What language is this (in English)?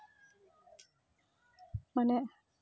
Santali